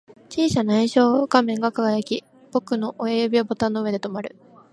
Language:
Japanese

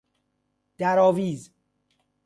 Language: Persian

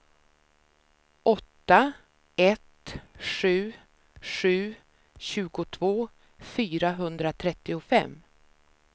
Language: Swedish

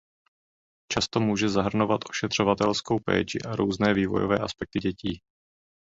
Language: Czech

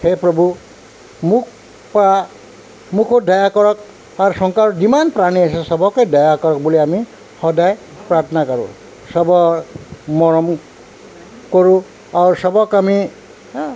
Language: Assamese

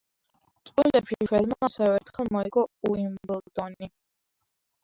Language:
Georgian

